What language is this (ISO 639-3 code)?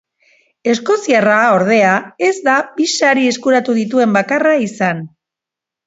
eus